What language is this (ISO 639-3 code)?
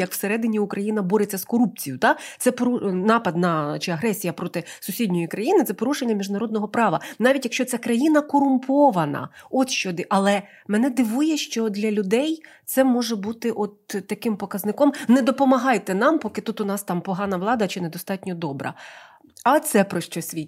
ukr